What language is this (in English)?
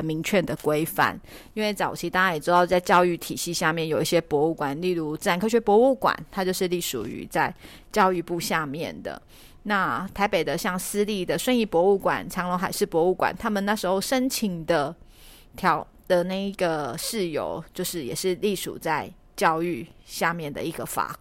Chinese